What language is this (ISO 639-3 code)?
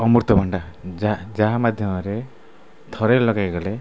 ori